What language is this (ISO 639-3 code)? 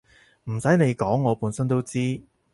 yue